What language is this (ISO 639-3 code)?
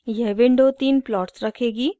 hin